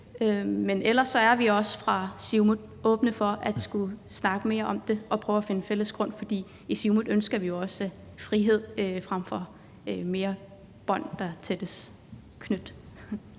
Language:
Danish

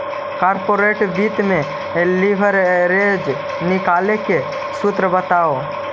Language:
Magahi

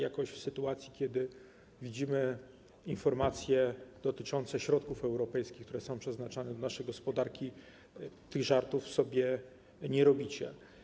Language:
Polish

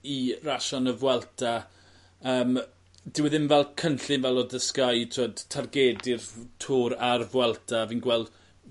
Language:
Welsh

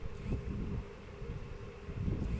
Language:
Bhojpuri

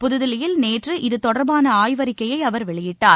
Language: Tamil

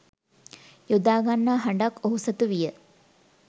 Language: Sinhala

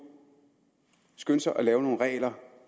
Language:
Danish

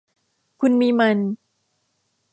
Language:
Thai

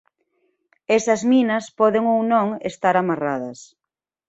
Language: Galician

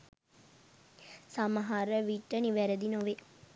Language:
Sinhala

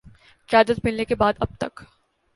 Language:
Urdu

